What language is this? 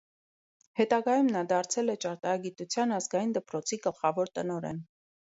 Armenian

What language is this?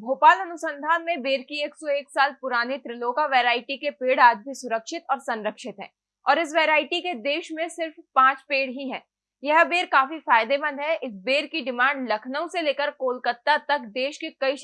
Hindi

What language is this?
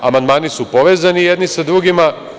Serbian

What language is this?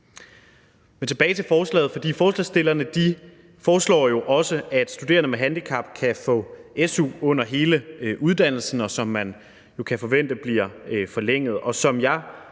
Danish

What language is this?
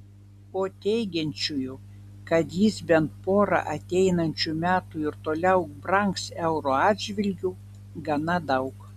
Lithuanian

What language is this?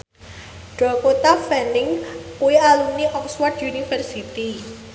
Javanese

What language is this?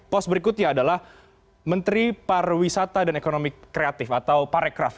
Indonesian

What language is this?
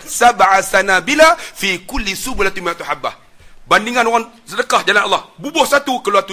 Malay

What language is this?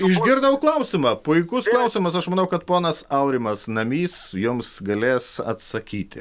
Lithuanian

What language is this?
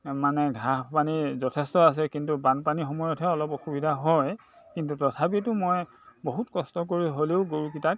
Assamese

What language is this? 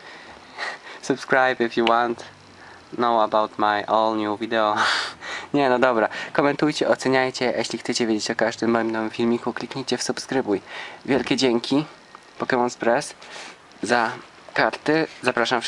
Polish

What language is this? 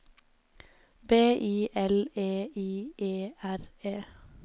Norwegian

